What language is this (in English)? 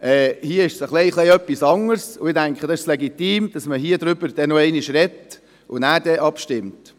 Swiss German